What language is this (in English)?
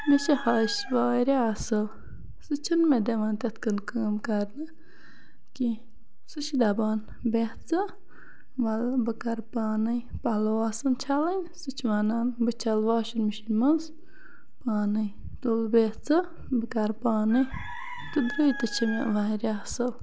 Kashmiri